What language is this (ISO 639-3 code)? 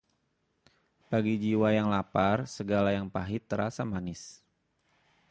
ind